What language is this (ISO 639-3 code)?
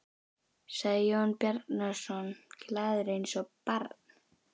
isl